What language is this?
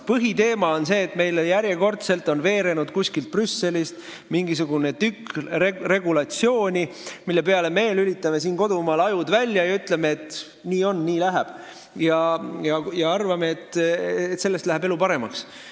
Estonian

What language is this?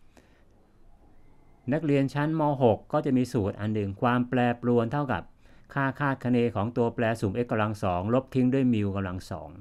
Thai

